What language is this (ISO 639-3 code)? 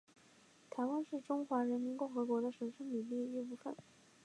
zho